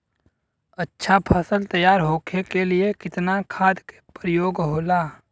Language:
Bhojpuri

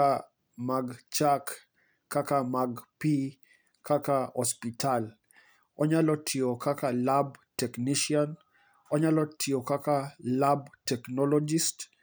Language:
Luo (Kenya and Tanzania)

